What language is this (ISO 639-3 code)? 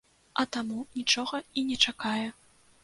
bel